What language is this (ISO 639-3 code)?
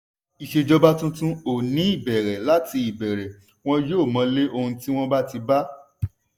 yor